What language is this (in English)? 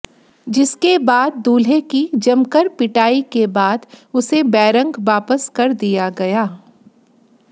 Hindi